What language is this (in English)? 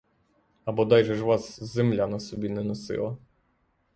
Ukrainian